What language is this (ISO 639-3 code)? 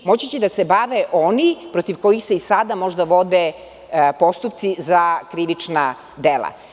srp